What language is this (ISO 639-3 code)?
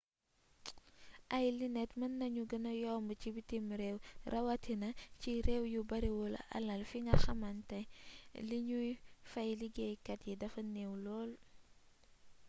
wol